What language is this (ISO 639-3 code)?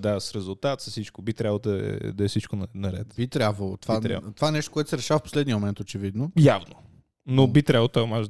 bul